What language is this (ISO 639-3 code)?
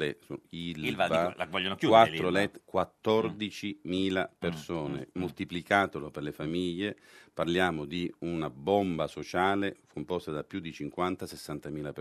ita